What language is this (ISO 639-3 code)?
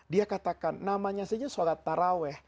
ind